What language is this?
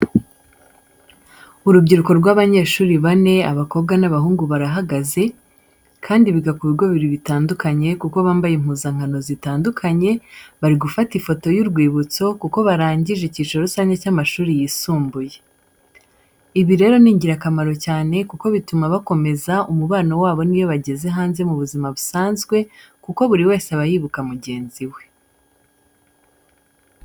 Kinyarwanda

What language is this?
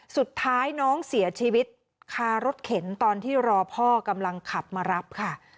Thai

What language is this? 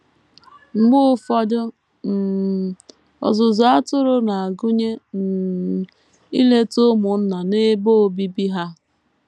Igbo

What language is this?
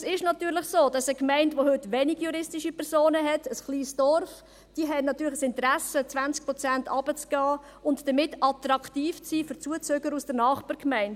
Swiss German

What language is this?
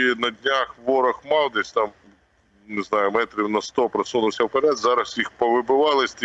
Ukrainian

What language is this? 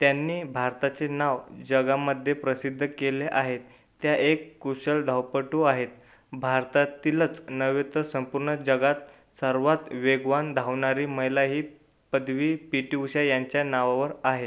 Marathi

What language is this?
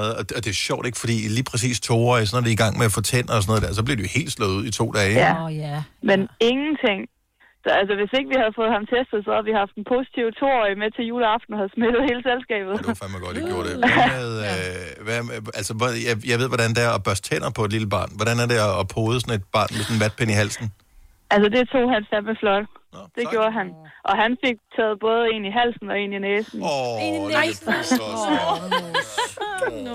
Danish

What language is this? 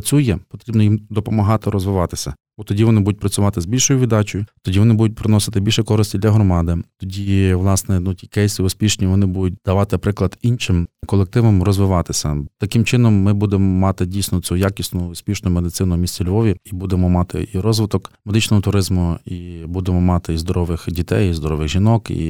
Ukrainian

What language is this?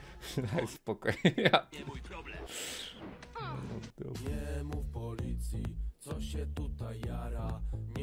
Polish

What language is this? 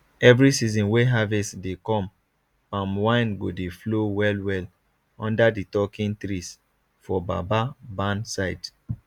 Nigerian Pidgin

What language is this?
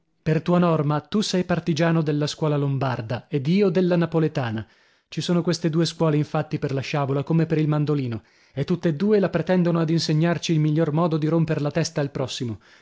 Italian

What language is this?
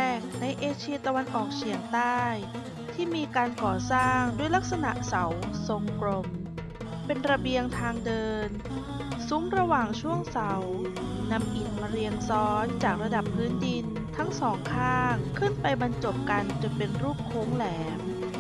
Thai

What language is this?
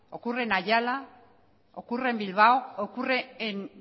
Spanish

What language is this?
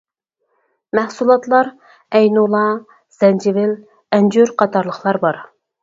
Uyghur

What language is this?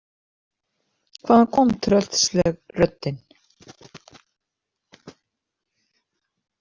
Icelandic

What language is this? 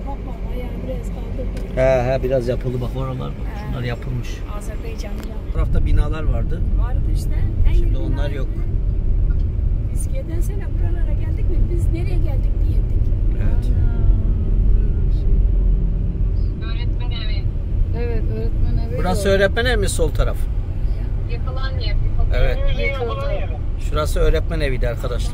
Turkish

